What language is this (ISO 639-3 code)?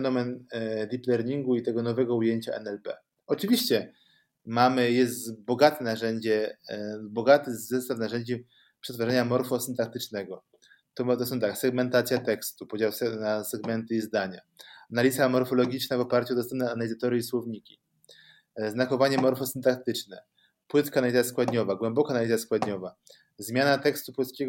pol